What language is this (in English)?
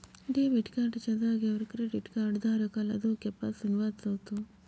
Marathi